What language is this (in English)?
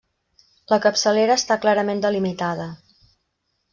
Catalan